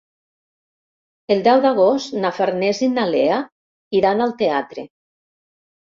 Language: Catalan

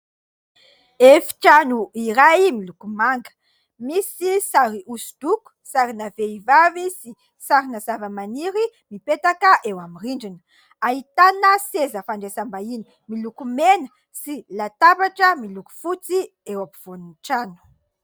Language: Malagasy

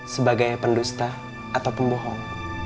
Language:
Indonesian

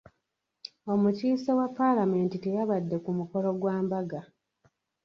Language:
Ganda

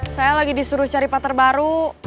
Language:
Indonesian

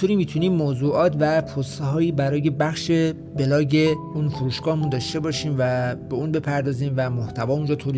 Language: Persian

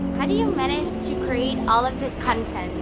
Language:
English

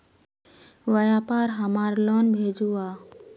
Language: Magahi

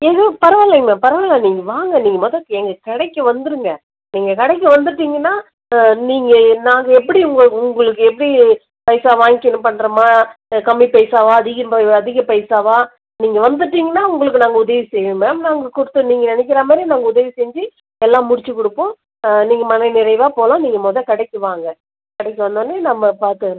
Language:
Tamil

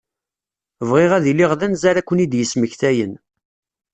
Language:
Kabyle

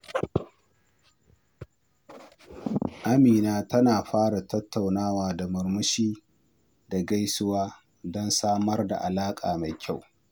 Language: Hausa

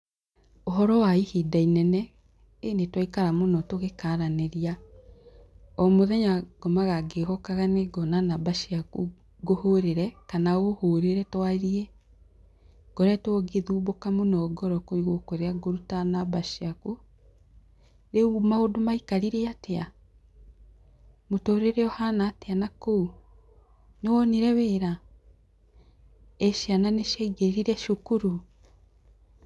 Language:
Kikuyu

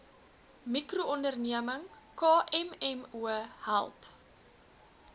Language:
Afrikaans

